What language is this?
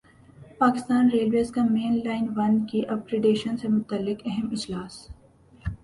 Urdu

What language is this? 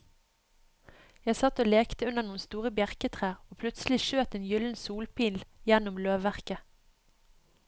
Norwegian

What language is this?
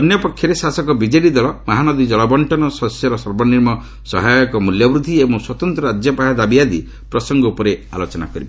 Odia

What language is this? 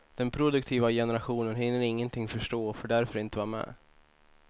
Swedish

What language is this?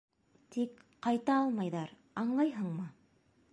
Bashkir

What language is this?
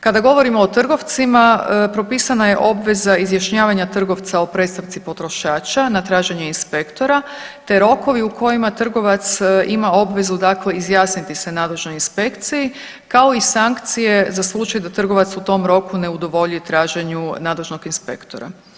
Croatian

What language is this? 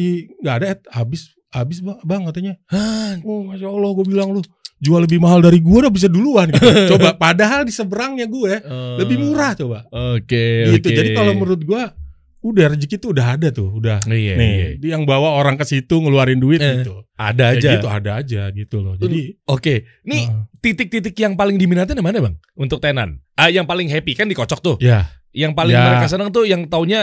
Indonesian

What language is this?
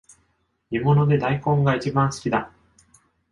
Japanese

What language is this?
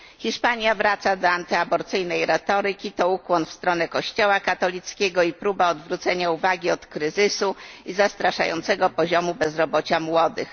Polish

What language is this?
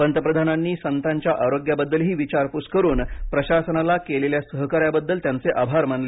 Marathi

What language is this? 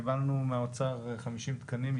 Hebrew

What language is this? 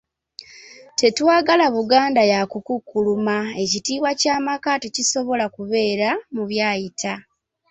Ganda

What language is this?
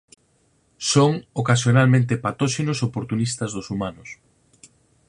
Galician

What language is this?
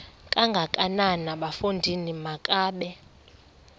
Xhosa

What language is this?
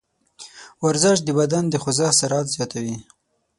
Pashto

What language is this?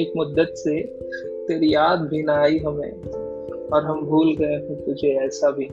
Hindi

